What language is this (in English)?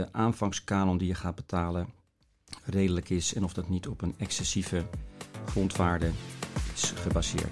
Dutch